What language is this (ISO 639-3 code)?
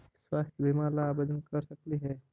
mag